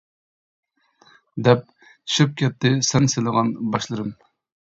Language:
Uyghur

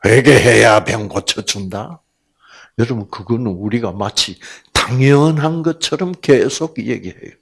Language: Korean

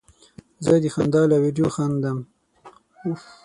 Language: Pashto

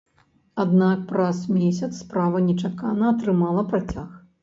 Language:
Belarusian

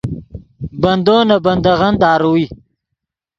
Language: Yidgha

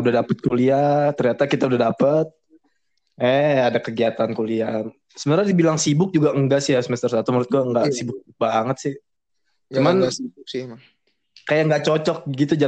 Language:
Indonesian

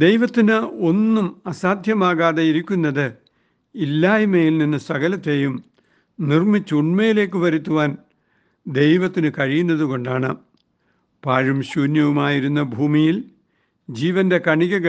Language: Malayalam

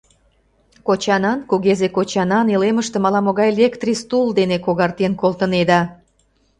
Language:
Mari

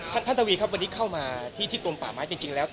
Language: Thai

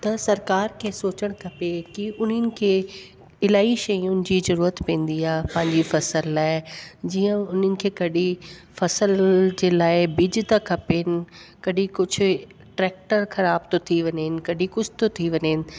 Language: Sindhi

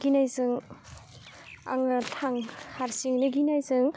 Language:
Bodo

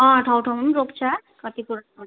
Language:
Nepali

